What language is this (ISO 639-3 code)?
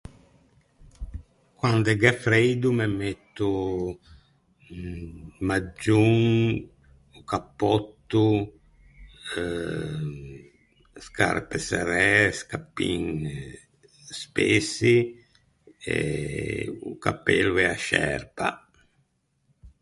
lij